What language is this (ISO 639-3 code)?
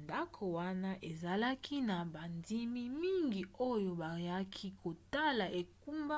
lin